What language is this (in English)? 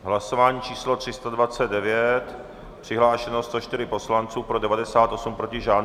Czech